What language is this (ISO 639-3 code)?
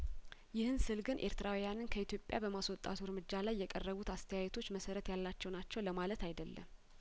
amh